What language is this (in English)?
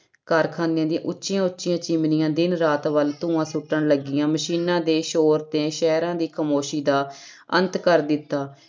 Punjabi